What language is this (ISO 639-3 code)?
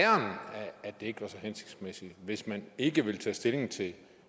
dan